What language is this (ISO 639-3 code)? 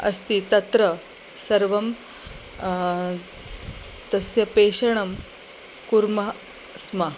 san